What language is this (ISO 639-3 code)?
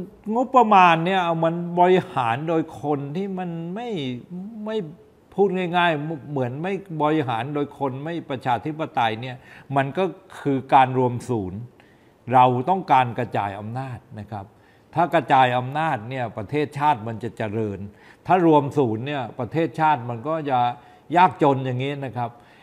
tha